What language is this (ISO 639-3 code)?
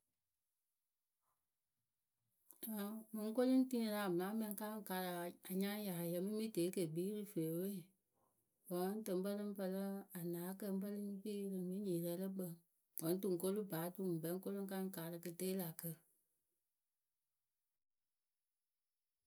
keu